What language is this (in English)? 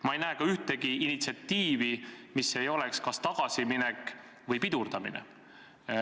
Estonian